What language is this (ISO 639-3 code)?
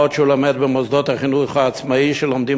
heb